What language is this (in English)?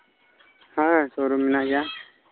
Santali